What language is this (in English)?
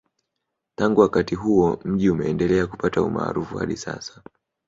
Swahili